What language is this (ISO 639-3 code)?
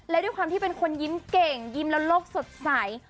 tha